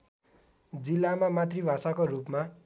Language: Nepali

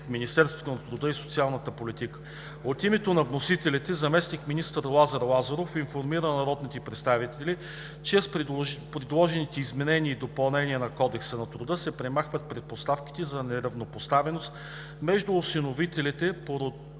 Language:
Bulgarian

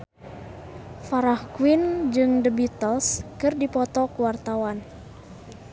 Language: Sundanese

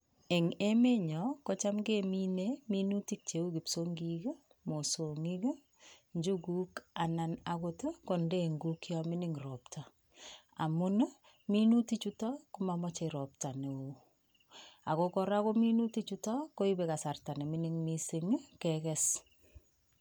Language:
Kalenjin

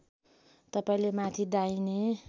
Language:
Nepali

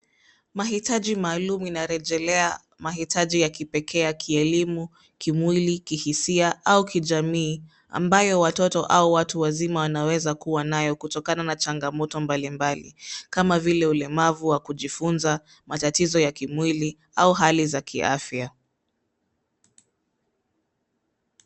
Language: Swahili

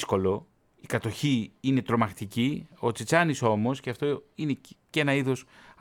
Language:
Greek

